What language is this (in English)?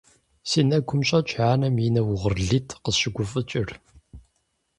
Kabardian